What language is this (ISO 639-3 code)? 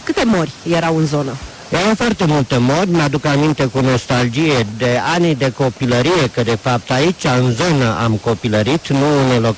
ron